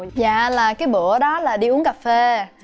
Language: Vietnamese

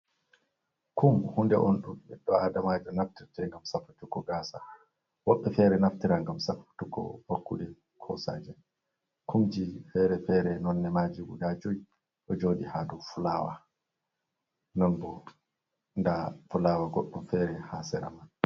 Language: Fula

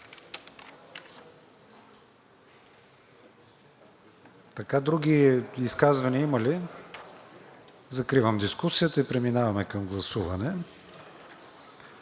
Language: Bulgarian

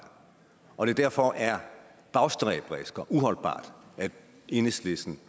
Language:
Danish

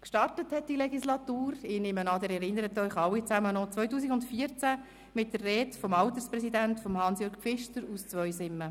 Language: Swiss German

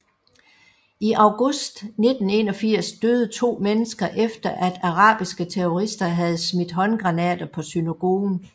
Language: Danish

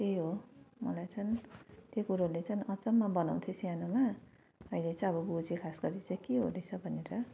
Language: Nepali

